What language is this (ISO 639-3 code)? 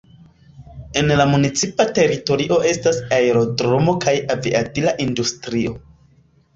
epo